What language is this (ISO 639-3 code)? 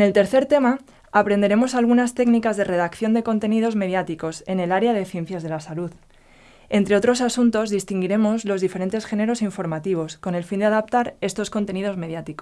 spa